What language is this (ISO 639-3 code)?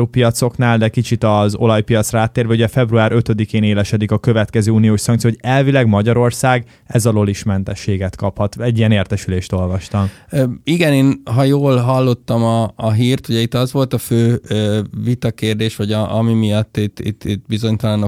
hun